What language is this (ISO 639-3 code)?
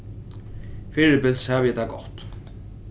fao